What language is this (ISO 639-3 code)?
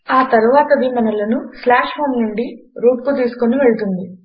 tel